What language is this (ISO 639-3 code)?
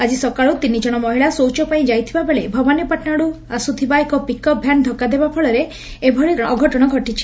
ori